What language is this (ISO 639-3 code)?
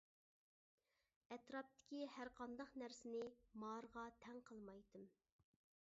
uig